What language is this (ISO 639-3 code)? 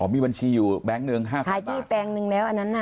tha